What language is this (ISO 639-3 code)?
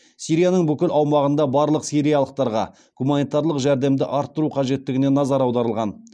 kaz